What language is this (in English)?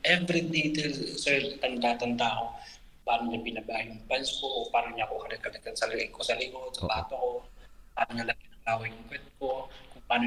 Filipino